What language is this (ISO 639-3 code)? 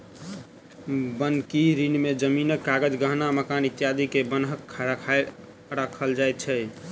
mai